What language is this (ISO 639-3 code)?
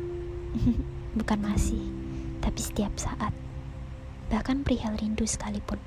ind